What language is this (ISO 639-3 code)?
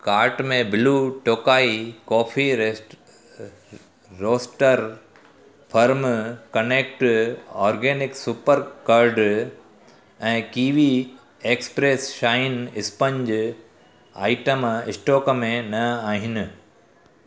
snd